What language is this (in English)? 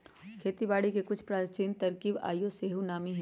Magahi